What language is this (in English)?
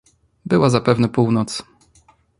Polish